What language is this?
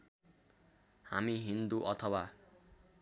Nepali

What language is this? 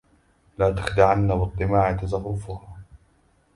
Arabic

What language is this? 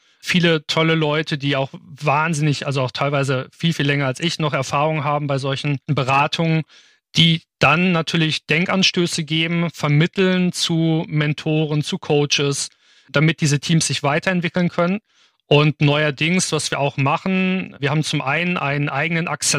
German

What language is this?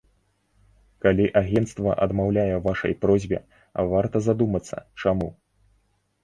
Belarusian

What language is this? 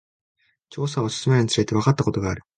Japanese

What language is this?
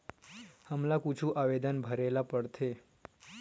Chhattisgarhi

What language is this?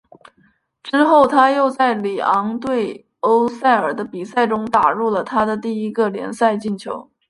Chinese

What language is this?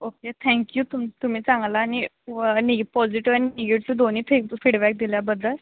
Marathi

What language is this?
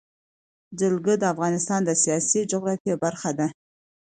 Pashto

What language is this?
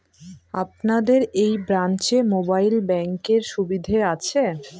Bangla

